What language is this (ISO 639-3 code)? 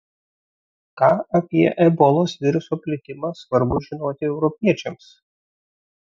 lit